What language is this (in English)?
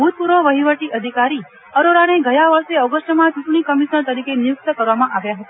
Gujarati